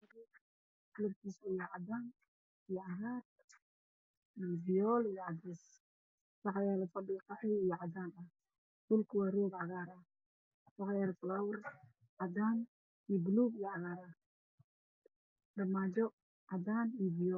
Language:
Somali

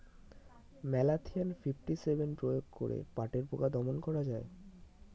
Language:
Bangla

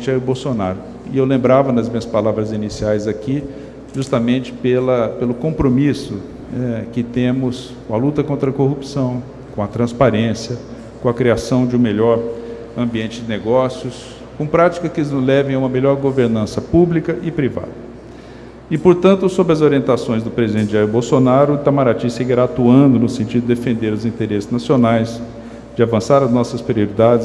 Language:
Portuguese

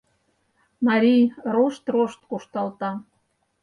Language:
Mari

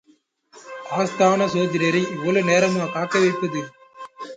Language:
Tamil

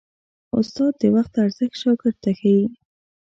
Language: Pashto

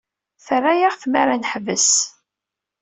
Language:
Kabyle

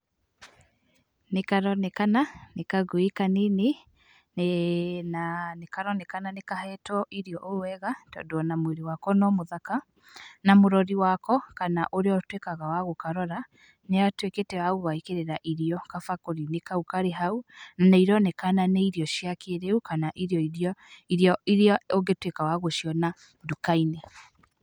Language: Kikuyu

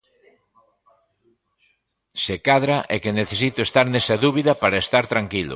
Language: Galician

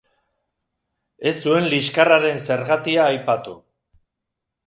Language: Basque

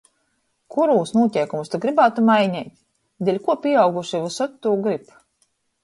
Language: Latgalian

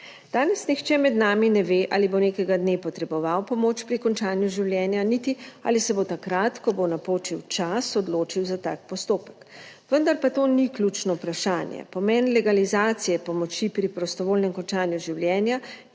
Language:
Slovenian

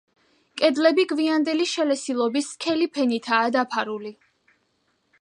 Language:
Georgian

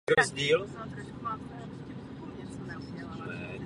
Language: Czech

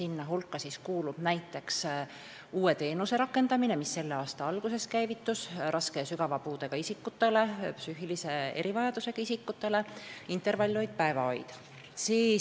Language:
Estonian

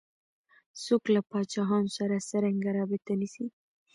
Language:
Pashto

